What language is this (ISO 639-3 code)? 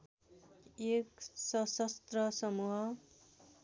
nep